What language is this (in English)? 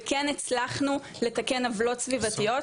Hebrew